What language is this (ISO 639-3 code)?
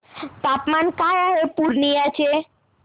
mar